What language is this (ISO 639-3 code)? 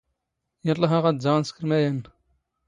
zgh